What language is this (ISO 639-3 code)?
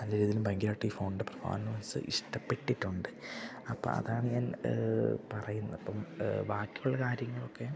mal